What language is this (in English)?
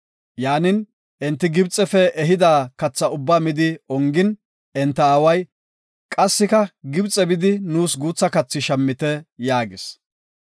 Gofa